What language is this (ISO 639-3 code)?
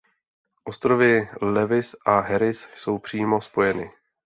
ces